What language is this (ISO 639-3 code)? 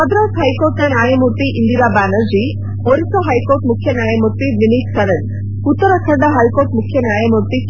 kan